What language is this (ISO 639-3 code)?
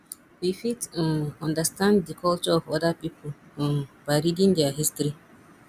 pcm